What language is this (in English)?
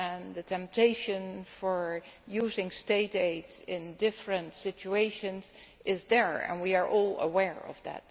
English